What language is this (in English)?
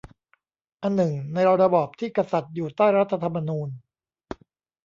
Thai